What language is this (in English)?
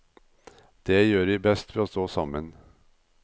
Norwegian